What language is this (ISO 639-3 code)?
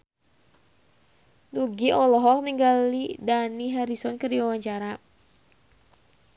sun